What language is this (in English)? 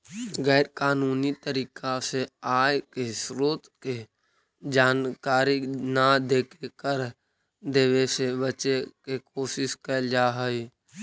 Magahi